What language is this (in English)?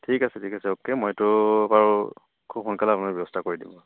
Assamese